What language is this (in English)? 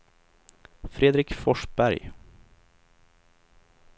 Swedish